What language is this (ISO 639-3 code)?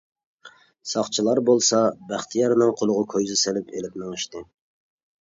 uig